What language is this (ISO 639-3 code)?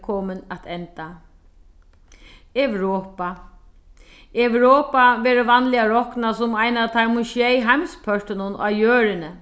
fao